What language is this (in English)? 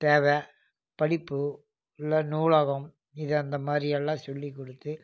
Tamil